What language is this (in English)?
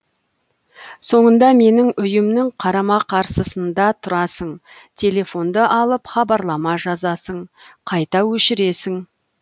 Kazakh